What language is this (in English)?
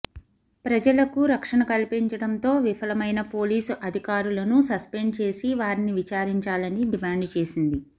Telugu